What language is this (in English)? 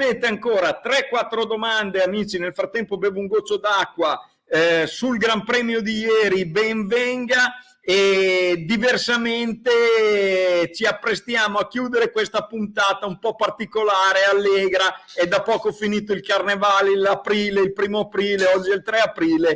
Italian